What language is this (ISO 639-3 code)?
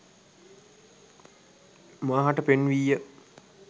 sin